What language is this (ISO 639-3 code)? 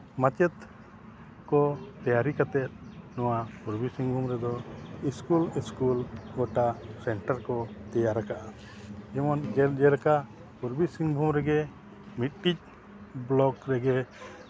sat